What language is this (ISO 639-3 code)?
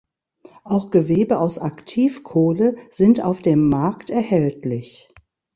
deu